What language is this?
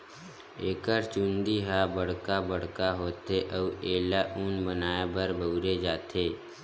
Chhattisgarhi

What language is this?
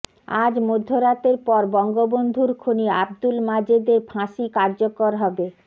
Bangla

